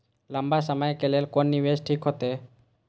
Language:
Maithili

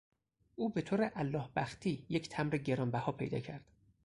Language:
Persian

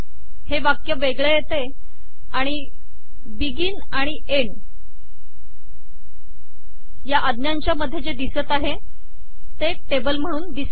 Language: Marathi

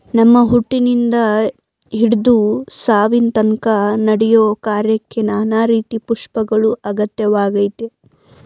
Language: Kannada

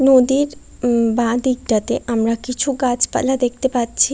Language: Bangla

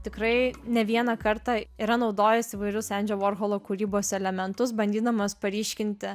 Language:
Lithuanian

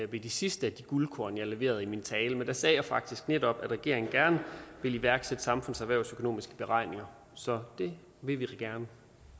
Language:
Danish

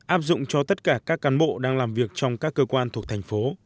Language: Vietnamese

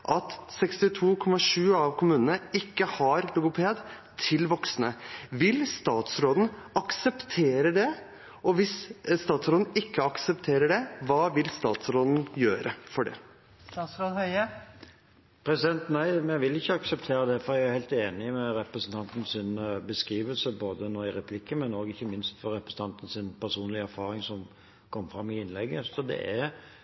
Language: Norwegian Bokmål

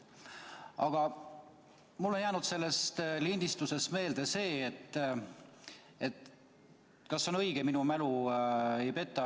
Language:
Estonian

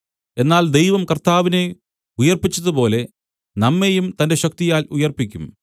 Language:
Malayalam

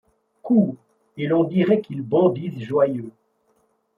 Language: French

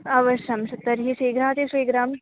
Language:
Sanskrit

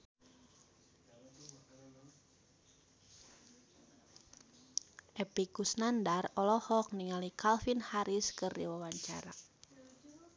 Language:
Sundanese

